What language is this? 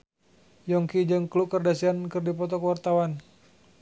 Sundanese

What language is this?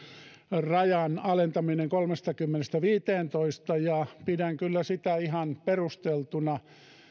Finnish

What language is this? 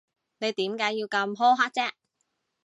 Cantonese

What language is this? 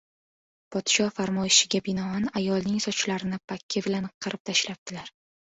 Uzbek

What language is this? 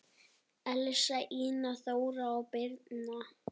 Icelandic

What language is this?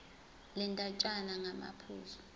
Zulu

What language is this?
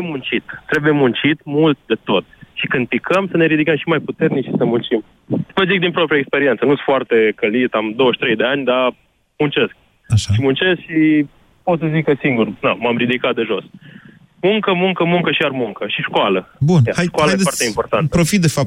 Romanian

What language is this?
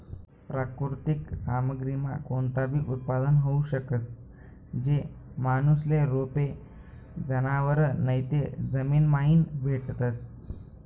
Marathi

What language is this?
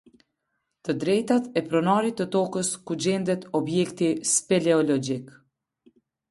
Albanian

